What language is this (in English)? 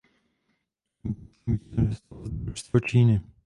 Czech